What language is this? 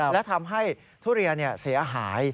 Thai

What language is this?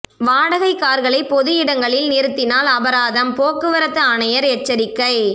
Tamil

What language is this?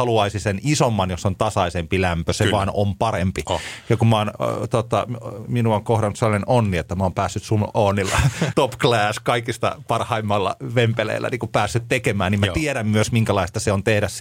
Finnish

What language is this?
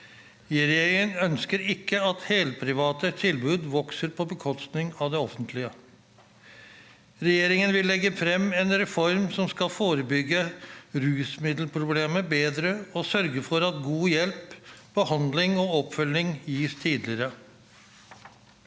Norwegian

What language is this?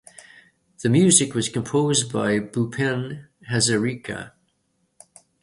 English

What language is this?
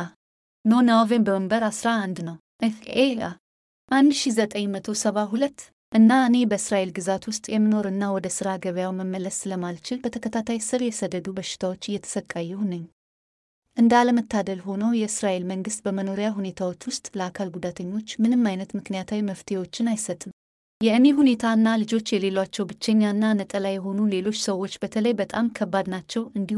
Amharic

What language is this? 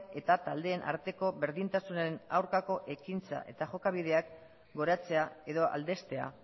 Basque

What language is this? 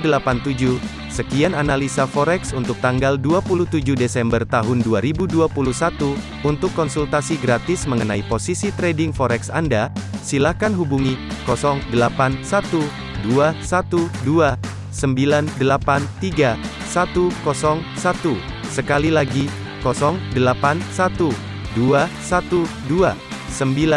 Indonesian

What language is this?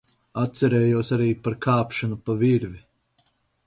Latvian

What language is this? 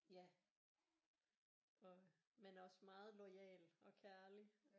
Danish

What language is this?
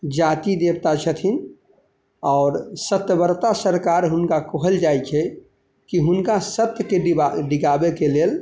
Maithili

